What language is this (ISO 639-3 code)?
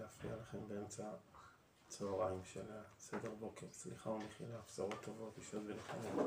heb